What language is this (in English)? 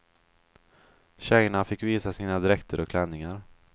Swedish